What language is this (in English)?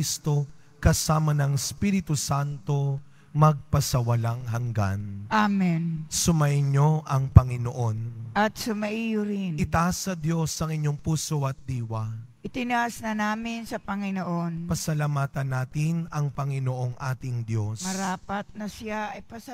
Filipino